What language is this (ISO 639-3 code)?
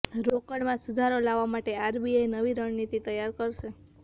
guj